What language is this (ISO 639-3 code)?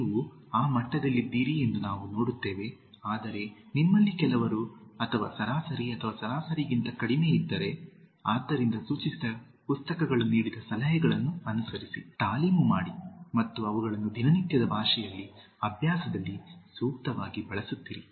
kan